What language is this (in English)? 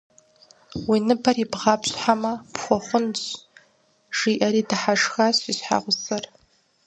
Kabardian